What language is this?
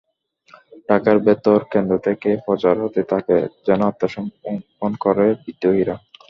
Bangla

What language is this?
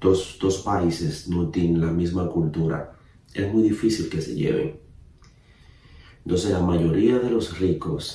Spanish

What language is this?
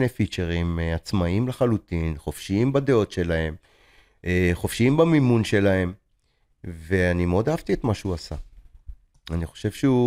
Hebrew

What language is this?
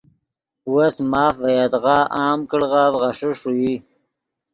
Yidgha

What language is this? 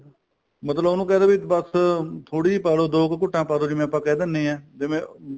Punjabi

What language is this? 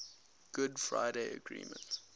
English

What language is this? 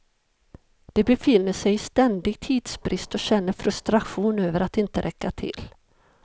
Swedish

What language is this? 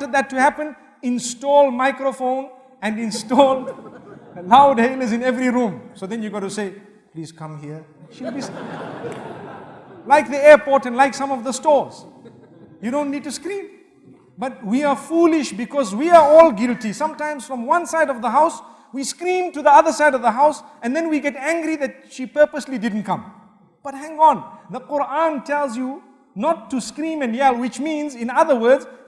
Turkish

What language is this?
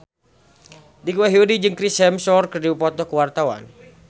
Sundanese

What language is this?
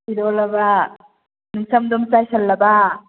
Manipuri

